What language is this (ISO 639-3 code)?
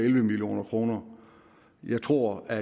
dan